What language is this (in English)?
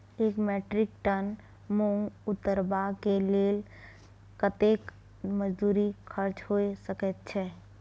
Maithili